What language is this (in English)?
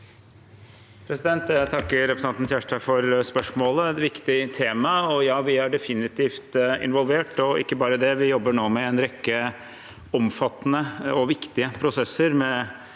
Norwegian